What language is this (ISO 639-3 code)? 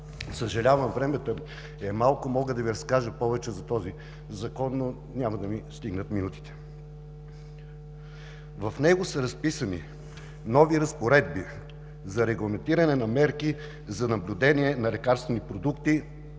bul